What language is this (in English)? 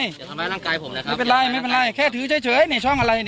Thai